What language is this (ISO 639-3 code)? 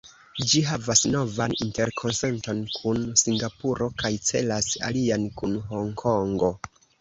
epo